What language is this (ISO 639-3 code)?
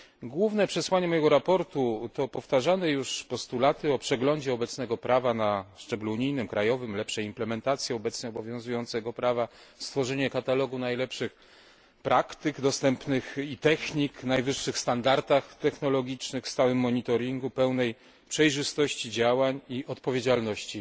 pol